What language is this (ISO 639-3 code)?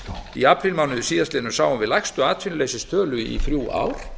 isl